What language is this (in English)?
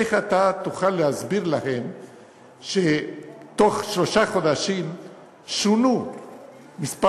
Hebrew